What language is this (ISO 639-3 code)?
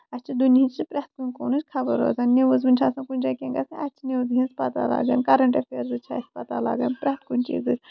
kas